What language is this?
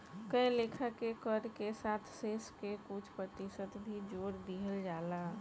Bhojpuri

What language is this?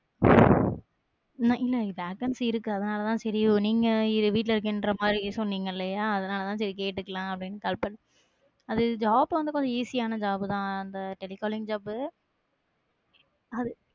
Tamil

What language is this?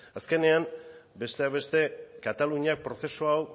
Basque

